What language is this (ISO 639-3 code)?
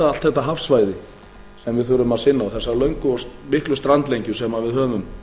isl